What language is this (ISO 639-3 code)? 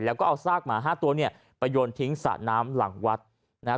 tha